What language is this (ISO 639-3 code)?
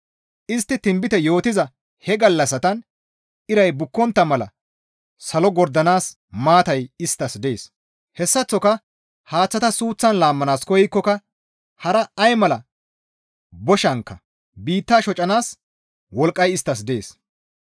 gmv